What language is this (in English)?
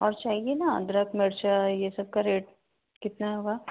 Hindi